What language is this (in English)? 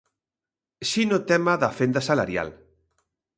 Galician